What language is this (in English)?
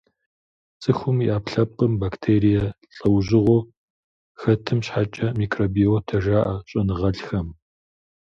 Kabardian